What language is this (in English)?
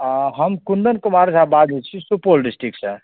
Maithili